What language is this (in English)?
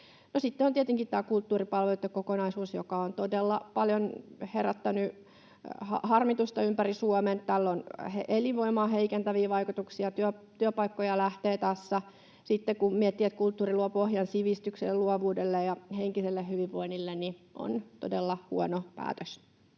Finnish